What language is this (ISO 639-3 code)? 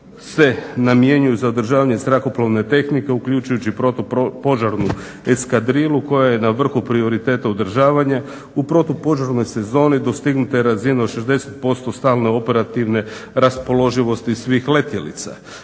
hrv